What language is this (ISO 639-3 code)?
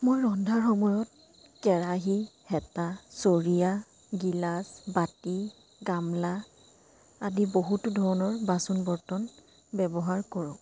asm